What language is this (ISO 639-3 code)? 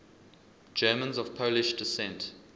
eng